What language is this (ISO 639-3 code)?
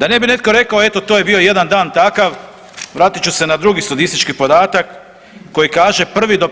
hrv